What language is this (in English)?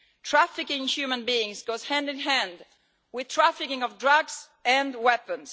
English